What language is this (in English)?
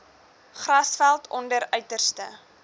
Afrikaans